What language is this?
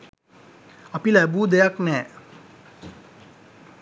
Sinhala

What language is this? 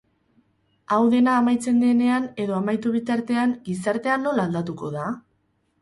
Basque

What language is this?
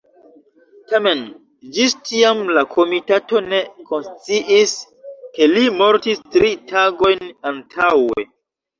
Esperanto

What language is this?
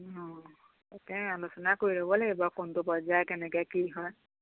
Assamese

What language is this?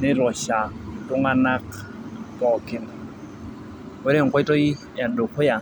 Masai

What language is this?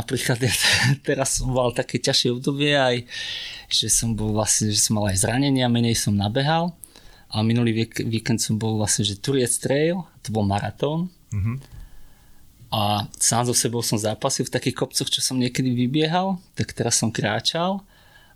Slovak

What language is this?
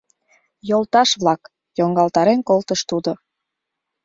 Mari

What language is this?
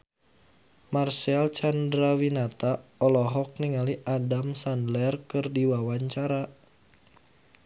Sundanese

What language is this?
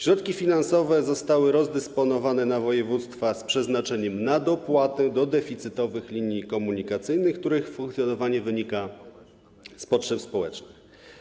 Polish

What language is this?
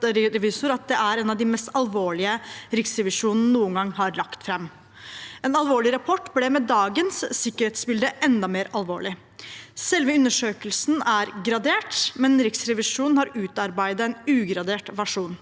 Norwegian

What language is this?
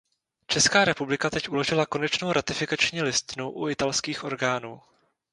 Czech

